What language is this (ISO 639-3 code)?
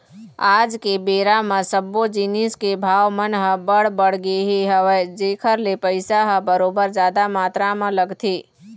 hne